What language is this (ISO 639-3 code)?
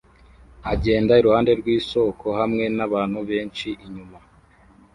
kin